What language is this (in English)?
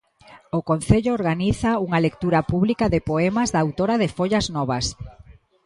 Galician